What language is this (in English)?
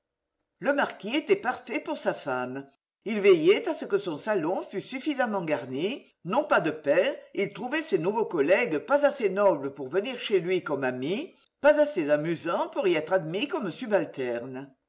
French